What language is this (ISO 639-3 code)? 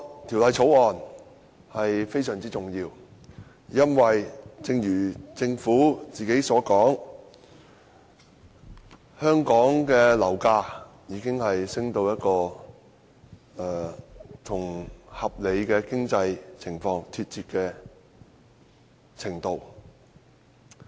yue